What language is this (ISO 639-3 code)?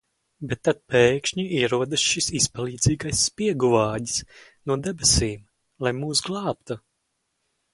lav